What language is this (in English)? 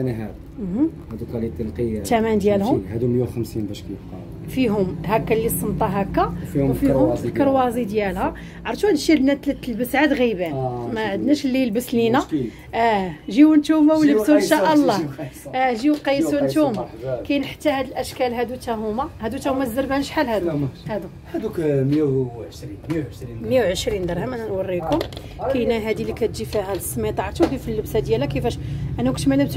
Arabic